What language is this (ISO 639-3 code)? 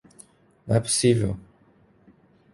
por